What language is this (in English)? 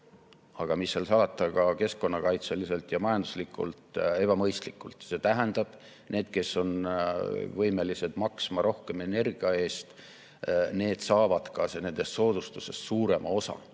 Estonian